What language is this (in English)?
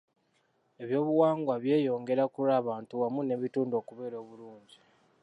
Ganda